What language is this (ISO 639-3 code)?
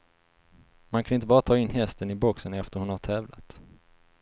swe